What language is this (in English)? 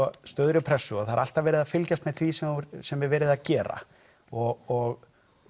Icelandic